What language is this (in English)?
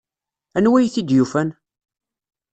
Kabyle